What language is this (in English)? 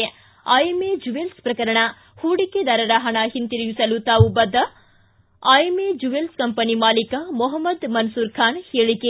Kannada